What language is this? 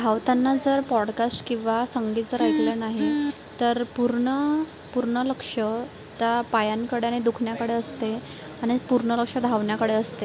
Marathi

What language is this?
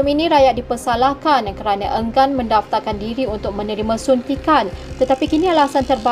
Malay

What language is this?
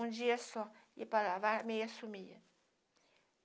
Portuguese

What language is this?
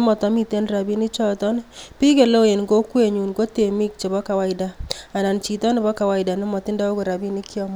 Kalenjin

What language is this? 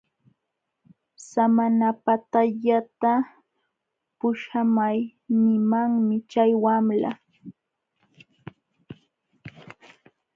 Jauja Wanca Quechua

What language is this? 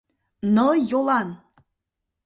Mari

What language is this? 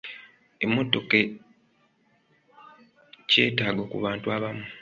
Ganda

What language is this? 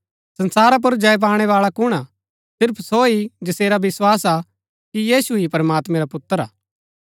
Gaddi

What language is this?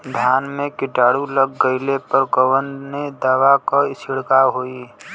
Bhojpuri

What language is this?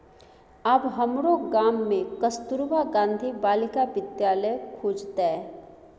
Maithili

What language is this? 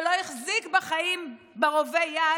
Hebrew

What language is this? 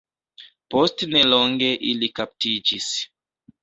Esperanto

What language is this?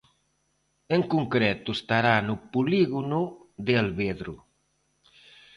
Galician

